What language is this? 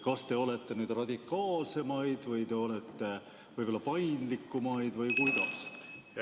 Estonian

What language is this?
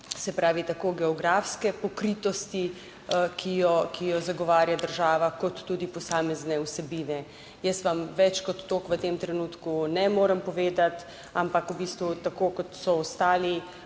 Slovenian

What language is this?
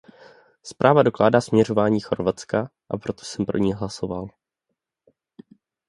Czech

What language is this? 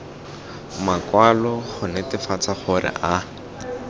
Tswana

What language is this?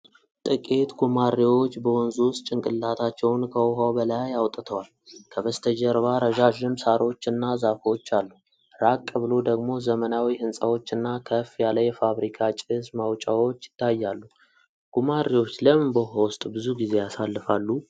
Amharic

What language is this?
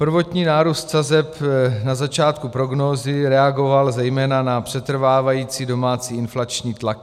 Czech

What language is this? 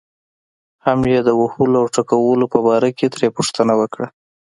Pashto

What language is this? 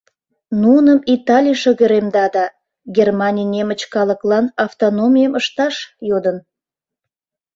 Mari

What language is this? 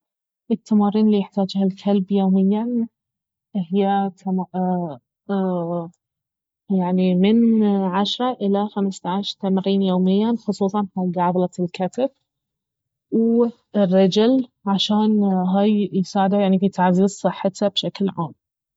Baharna Arabic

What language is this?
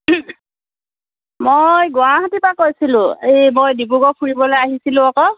Assamese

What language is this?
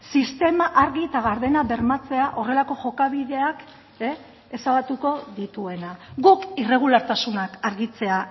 Basque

